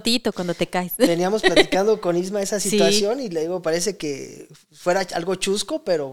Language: Spanish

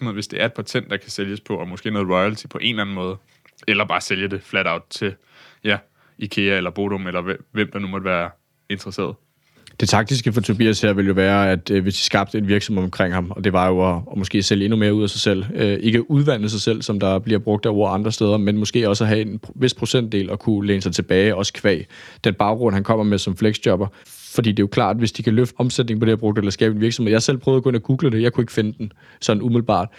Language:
Danish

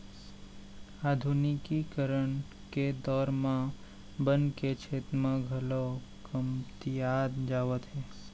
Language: Chhattisgarhi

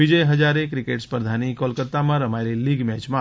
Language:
Gujarati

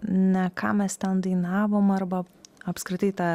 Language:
Lithuanian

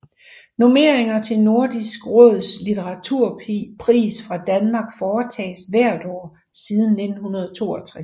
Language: Danish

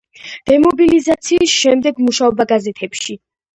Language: Georgian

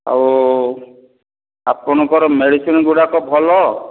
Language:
Odia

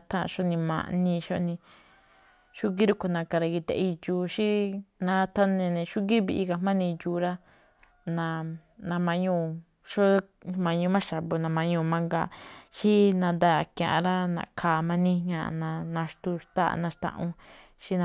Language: Malinaltepec Me'phaa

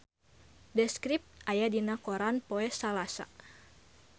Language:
Sundanese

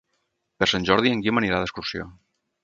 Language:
Catalan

